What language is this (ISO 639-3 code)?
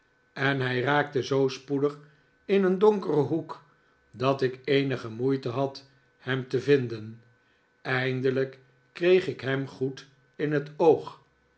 nld